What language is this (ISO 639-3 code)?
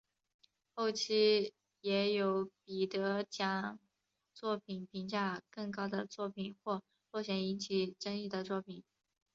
zho